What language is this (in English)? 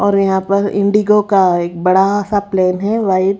Hindi